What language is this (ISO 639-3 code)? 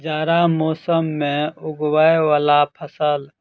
mai